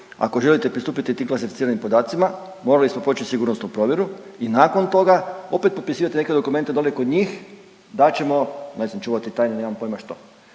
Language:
Croatian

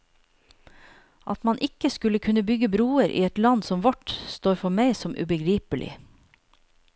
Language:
Norwegian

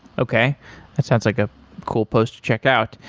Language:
English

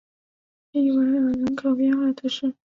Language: Chinese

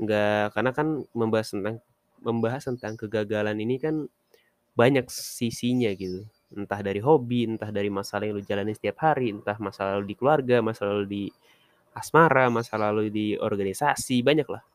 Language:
Indonesian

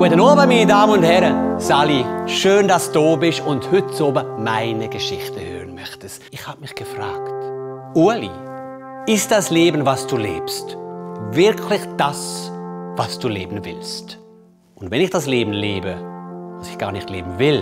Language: German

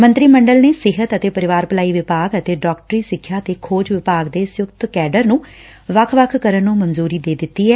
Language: Punjabi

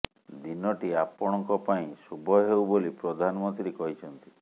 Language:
Odia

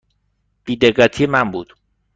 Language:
Persian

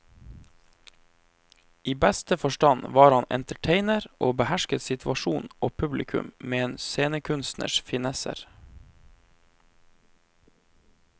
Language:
Norwegian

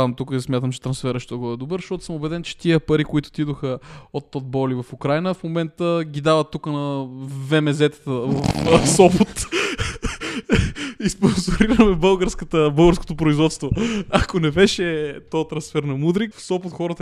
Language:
Bulgarian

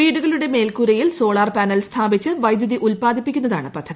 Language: Malayalam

